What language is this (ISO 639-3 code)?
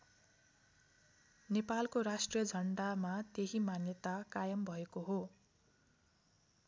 nep